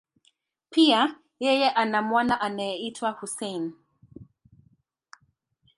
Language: Swahili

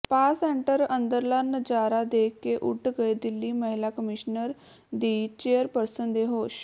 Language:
Punjabi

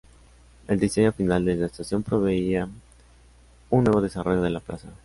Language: Spanish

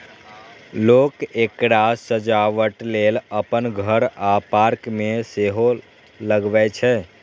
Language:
Maithili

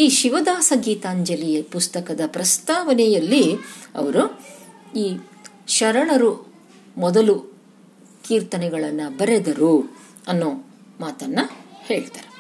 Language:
Kannada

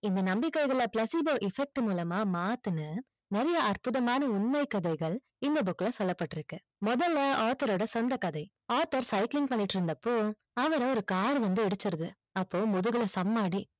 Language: Tamil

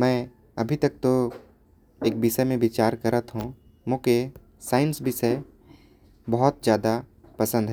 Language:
Korwa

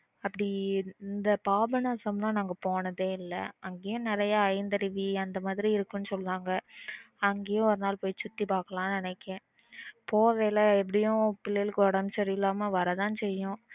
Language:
Tamil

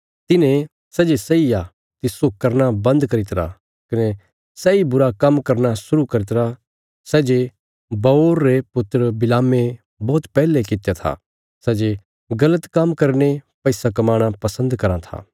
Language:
Bilaspuri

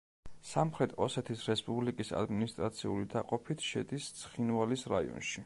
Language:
Georgian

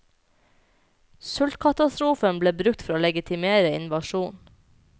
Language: Norwegian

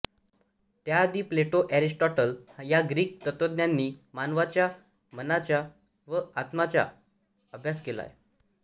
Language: Marathi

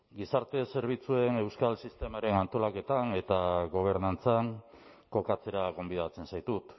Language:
Basque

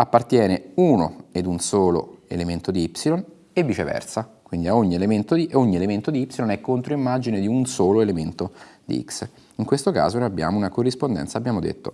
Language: Italian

